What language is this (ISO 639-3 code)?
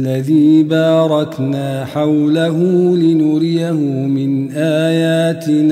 ara